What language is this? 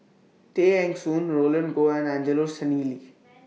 English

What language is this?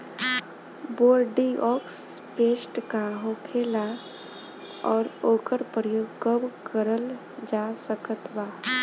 Bhojpuri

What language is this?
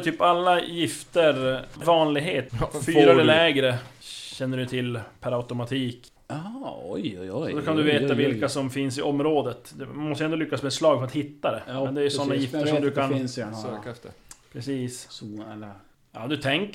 Swedish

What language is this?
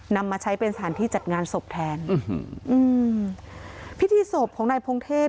Thai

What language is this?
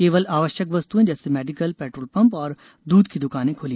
Hindi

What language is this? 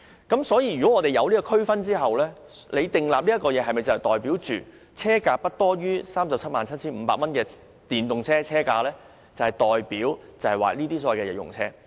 Cantonese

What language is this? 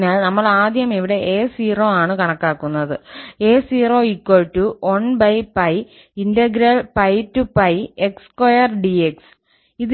Malayalam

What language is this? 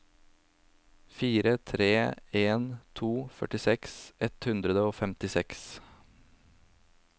Norwegian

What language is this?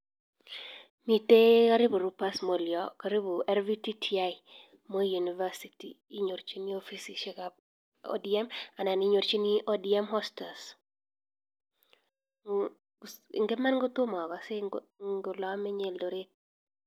Kalenjin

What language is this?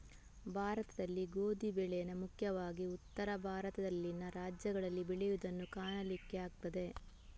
Kannada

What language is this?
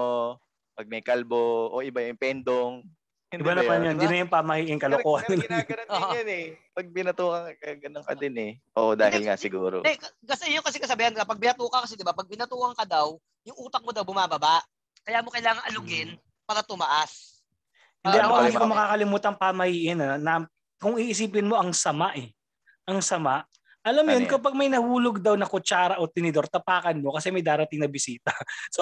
Filipino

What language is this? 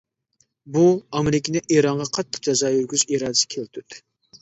Uyghur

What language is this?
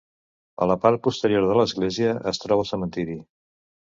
Catalan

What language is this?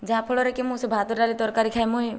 Odia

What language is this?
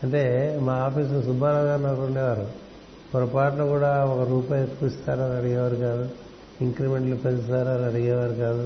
Telugu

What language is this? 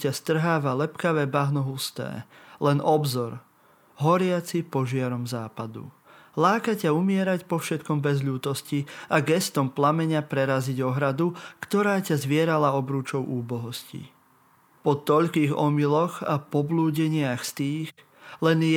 Slovak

